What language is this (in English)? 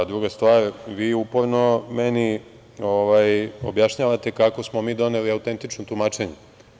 Serbian